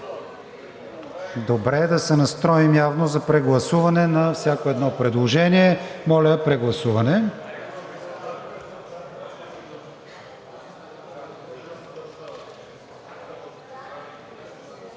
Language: Bulgarian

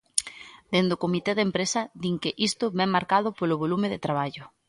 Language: Galician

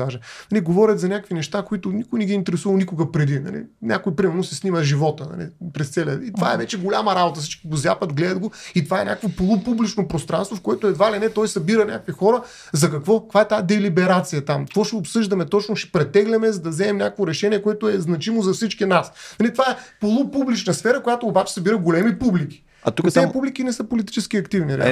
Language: Bulgarian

